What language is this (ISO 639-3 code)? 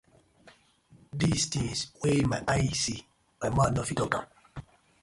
pcm